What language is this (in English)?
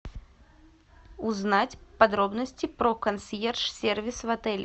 Russian